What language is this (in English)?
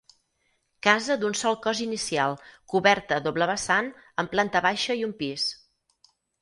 Catalan